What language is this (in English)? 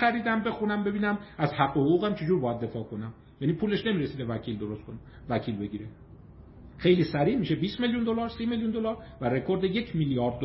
Persian